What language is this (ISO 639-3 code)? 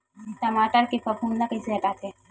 hne